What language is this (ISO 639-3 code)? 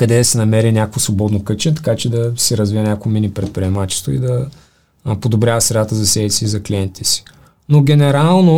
bul